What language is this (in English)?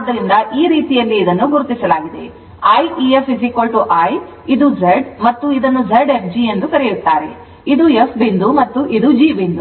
Kannada